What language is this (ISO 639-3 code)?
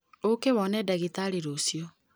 kik